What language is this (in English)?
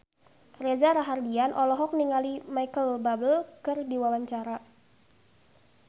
Sundanese